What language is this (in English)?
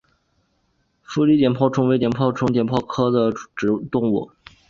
Chinese